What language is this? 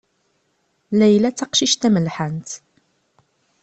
Kabyle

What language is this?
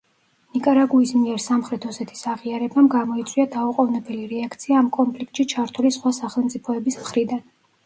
Georgian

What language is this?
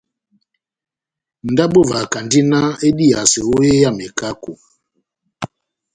Batanga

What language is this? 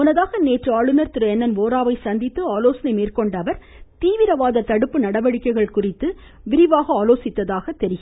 Tamil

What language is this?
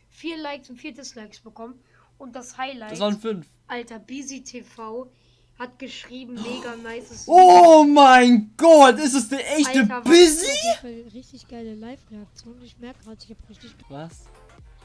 German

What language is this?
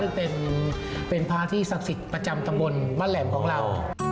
Thai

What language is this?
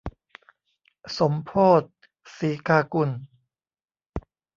Thai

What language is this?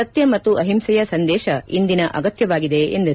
Kannada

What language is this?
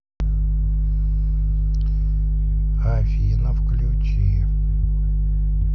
Russian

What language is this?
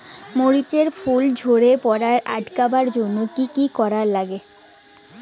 Bangla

